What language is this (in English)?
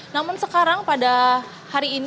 Indonesian